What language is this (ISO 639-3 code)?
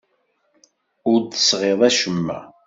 kab